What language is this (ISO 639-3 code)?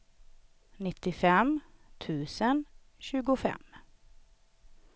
swe